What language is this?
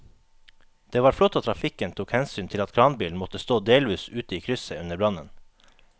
Norwegian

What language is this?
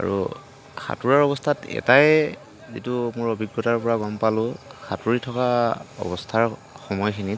Assamese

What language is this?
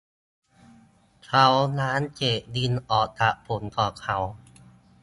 Thai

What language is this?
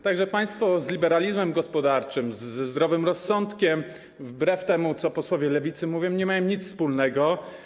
Polish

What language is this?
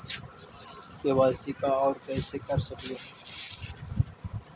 Magahi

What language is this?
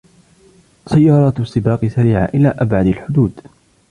Arabic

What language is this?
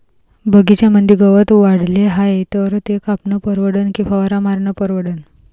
Marathi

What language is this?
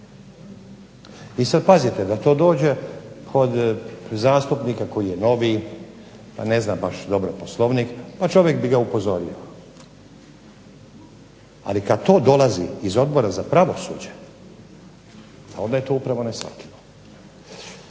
Croatian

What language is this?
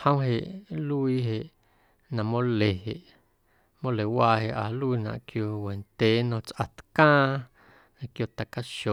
Guerrero Amuzgo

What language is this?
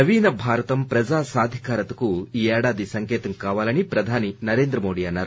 Telugu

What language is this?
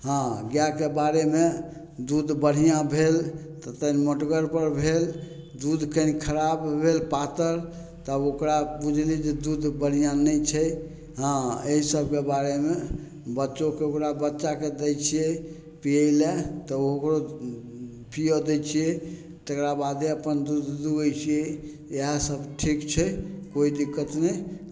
Maithili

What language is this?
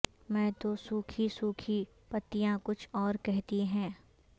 Urdu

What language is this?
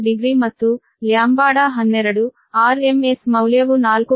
Kannada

